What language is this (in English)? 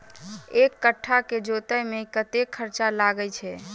Maithili